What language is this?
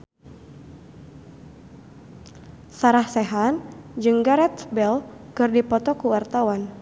Sundanese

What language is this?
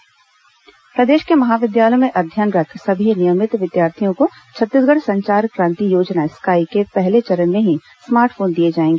Hindi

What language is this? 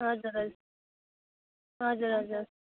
Nepali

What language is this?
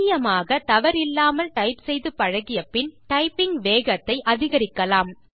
Tamil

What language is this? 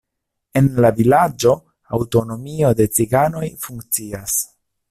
Esperanto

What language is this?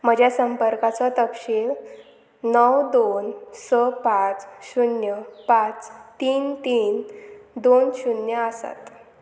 Konkani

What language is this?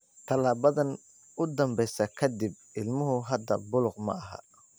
Somali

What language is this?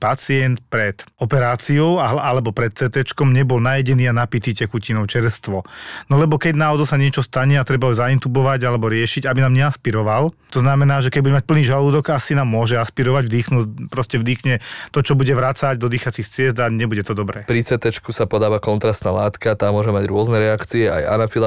Slovak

